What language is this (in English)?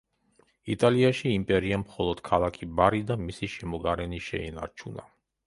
Georgian